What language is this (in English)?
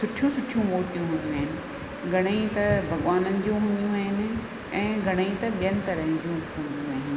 Sindhi